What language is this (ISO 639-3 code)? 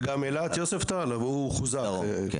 heb